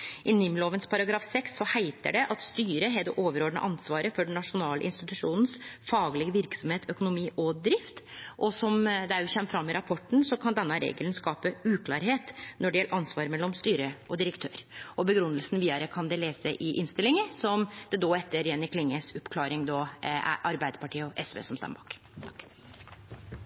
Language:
Norwegian Nynorsk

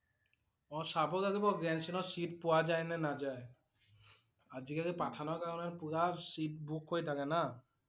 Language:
Assamese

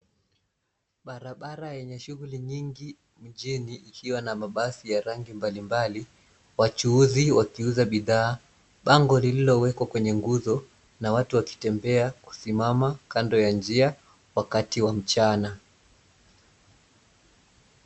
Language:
Swahili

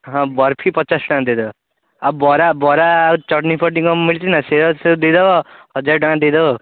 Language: Odia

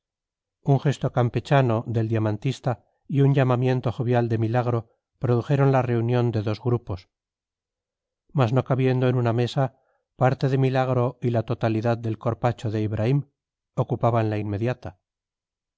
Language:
Spanish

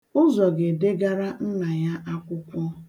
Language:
Igbo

